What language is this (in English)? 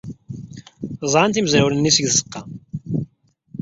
Kabyle